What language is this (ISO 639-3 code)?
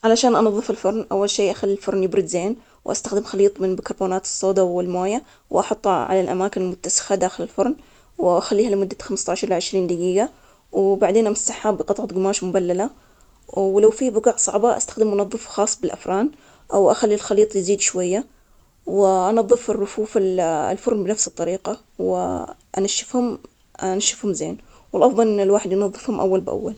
acx